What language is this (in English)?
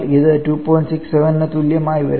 Malayalam